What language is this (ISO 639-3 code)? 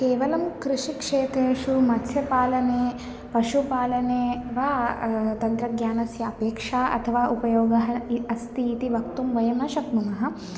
san